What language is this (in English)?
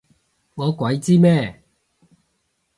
Cantonese